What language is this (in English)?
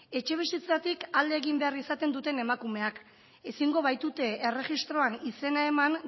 Basque